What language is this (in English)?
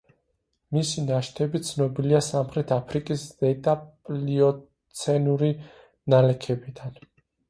Georgian